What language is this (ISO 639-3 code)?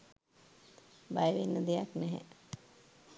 sin